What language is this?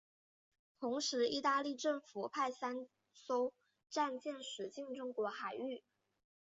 Chinese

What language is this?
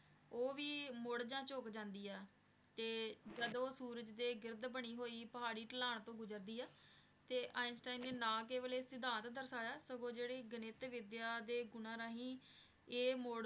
Punjabi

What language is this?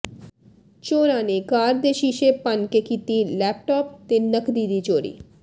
Punjabi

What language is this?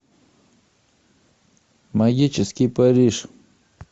Russian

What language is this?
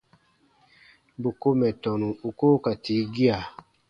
Baatonum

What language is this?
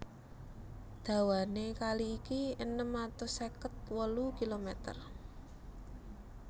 Javanese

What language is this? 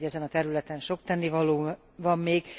Hungarian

